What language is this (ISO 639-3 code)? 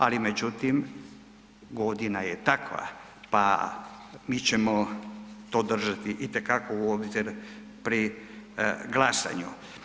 hrv